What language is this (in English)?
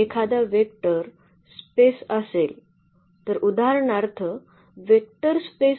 Marathi